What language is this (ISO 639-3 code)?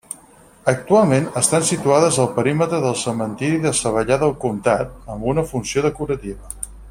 cat